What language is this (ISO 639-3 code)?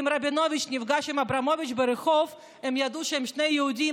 heb